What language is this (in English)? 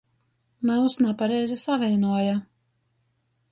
Latgalian